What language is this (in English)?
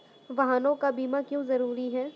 Hindi